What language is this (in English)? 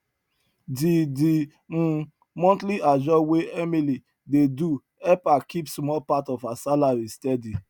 Nigerian Pidgin